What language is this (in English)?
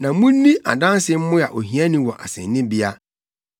Akan